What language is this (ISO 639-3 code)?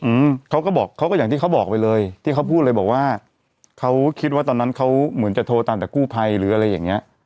tha